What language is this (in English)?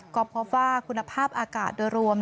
Thai